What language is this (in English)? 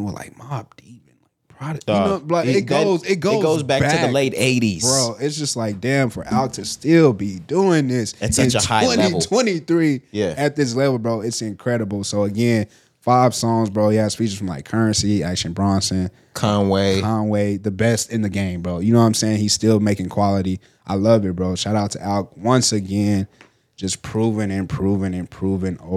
English